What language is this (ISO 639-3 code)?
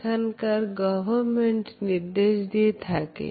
ben